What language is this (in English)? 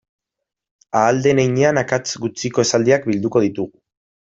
Basque